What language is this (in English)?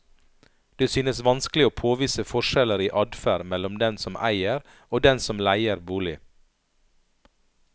Norwegian